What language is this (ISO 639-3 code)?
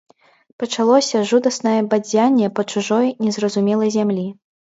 bel